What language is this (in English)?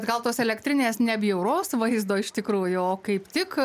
Lithuanian